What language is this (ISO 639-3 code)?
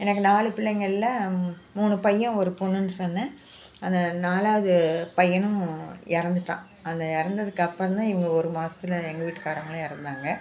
tam